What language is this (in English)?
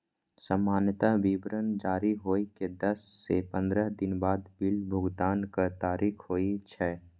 Maithili